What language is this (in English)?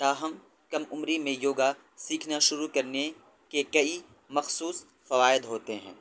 Urdu